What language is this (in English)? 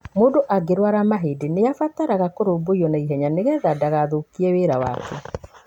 Kikuyu